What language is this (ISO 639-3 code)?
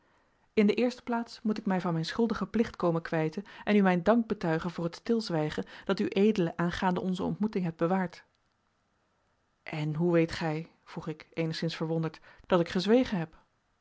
nld